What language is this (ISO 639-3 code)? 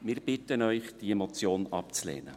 gsw